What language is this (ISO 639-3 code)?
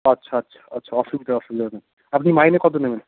ben